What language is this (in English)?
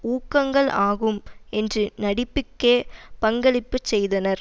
Tamil